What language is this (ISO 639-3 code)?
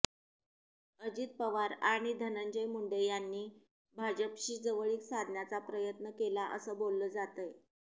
mar